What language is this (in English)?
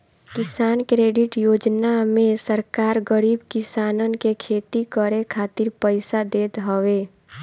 Bhojpuri